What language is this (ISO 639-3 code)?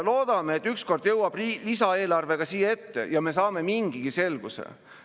est